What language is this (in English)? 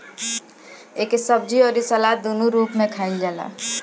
Bhojpuri